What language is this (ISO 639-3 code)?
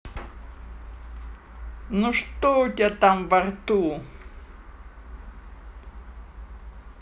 rus